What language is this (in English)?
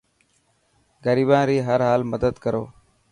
Dhatki